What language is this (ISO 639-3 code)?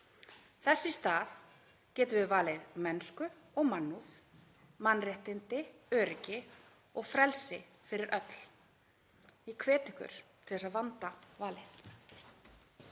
isl